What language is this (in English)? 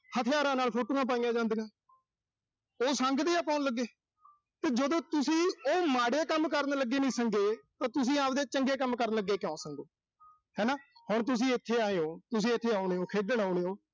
Punjabi